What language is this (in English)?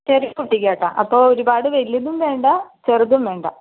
Malayalam